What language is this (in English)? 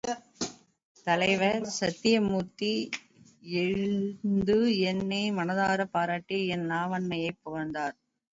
Tamil